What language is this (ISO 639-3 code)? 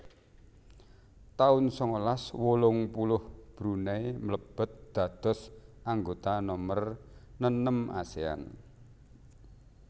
jav